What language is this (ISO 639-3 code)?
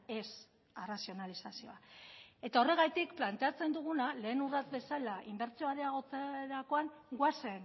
eus